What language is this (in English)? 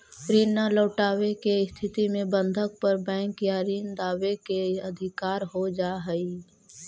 Magahi